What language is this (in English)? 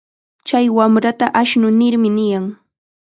Chiquián Ancash Quechua